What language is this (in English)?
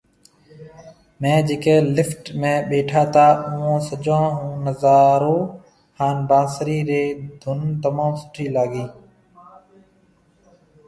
Marwari (Pakistan)